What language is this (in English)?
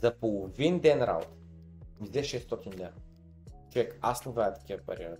Bulgarian